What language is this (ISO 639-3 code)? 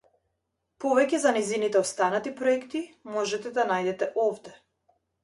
mkd